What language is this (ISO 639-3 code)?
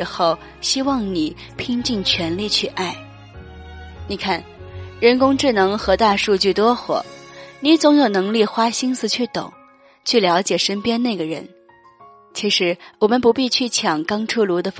zho